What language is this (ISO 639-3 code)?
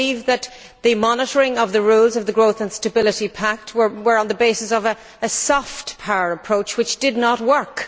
eng